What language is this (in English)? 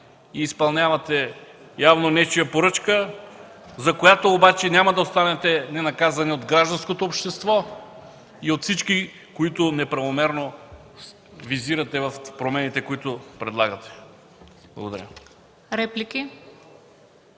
Bulgarian